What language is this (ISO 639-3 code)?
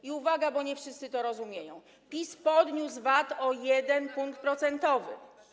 pol